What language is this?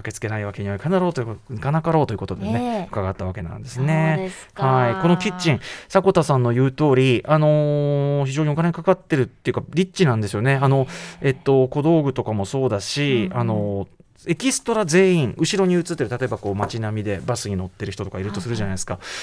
Japanese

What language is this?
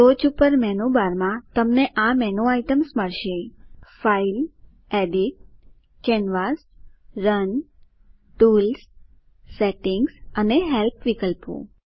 Gujarati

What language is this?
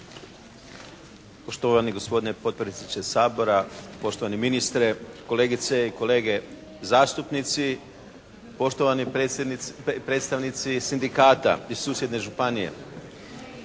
Croatian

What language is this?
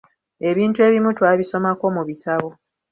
Ganda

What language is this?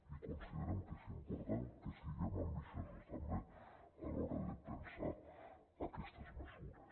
Catalan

